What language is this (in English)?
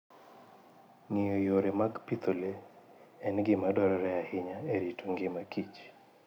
Luo (Kenya and Tanzania)